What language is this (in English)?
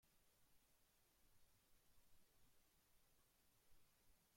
Spanish